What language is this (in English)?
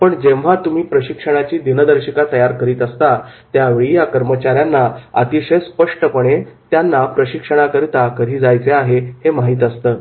Marathi